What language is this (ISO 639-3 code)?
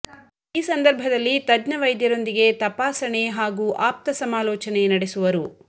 kan